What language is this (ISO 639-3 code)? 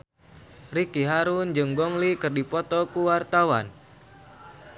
sun